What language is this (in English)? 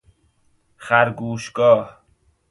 Persian